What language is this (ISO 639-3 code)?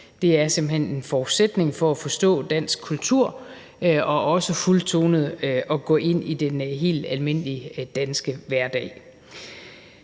dan